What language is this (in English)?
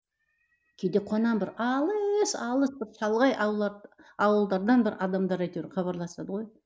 Kazakh